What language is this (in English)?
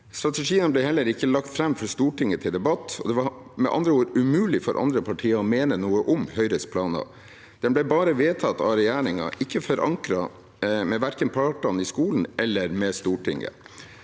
Norwegian